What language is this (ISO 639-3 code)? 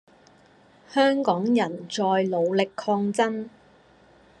yue